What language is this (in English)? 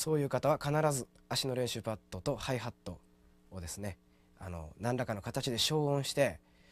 Japanese